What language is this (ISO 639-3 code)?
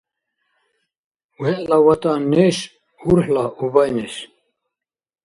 dar